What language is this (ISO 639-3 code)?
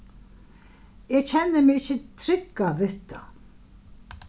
fao